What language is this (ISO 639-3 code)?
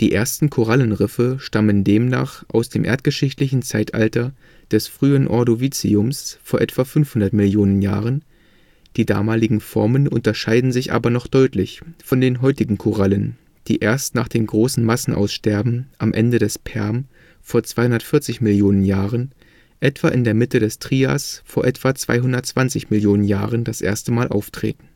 deu